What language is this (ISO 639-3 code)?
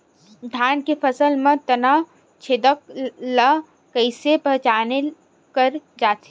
hne